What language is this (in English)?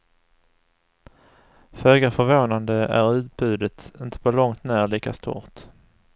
Swedish